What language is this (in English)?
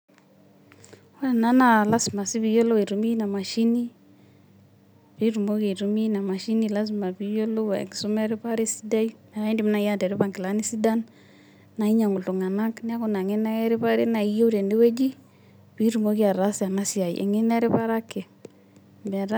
Masai